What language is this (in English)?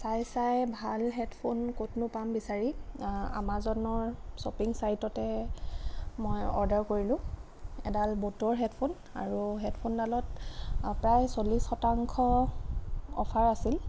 Assamese